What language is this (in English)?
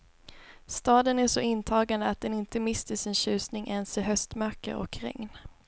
Swedish